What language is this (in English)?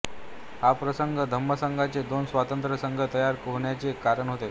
Marathi